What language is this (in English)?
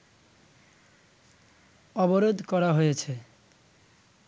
Bangla